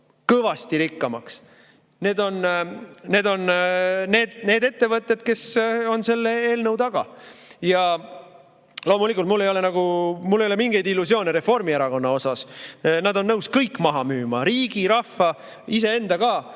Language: Estonian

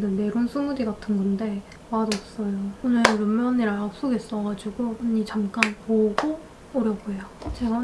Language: Korean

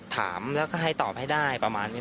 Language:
Thai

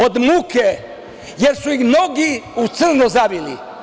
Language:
Serbian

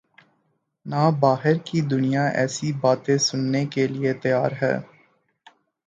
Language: Urdu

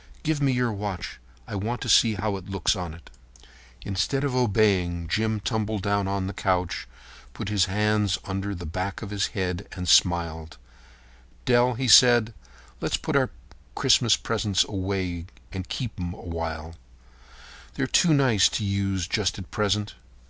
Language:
English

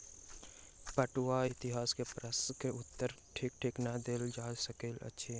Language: Maithili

